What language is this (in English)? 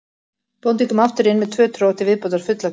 Icelandic